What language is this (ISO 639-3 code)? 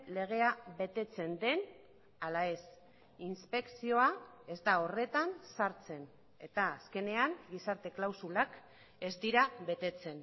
eus